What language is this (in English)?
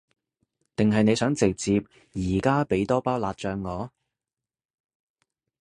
Cantonese